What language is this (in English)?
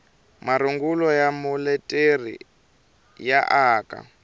Tsonga